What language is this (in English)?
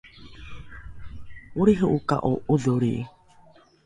Rukai